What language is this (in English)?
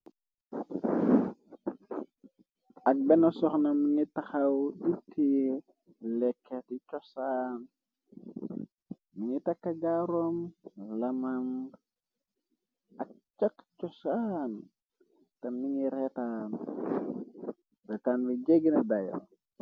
Wolof